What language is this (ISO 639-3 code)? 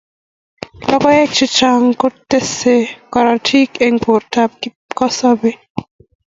kln